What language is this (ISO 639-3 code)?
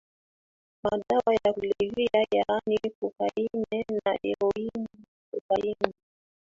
swa